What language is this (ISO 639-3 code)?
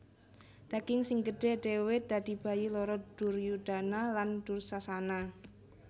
jav